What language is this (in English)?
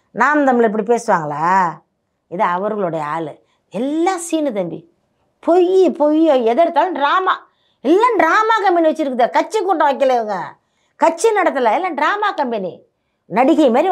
Tamil